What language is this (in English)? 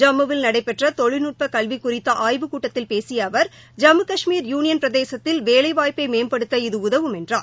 Tamil